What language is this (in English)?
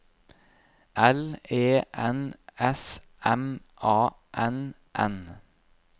Norwegian